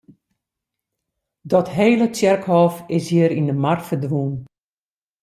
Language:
Western Frisian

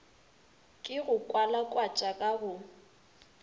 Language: Northern Sotho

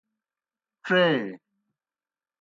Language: Kohistani Shina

